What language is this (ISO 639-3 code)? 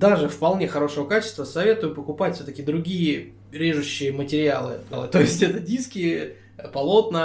rus